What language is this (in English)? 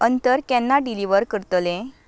Konkani